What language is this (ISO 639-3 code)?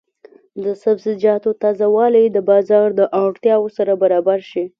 pus